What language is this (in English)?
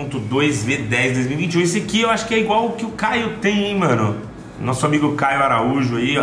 Portuguese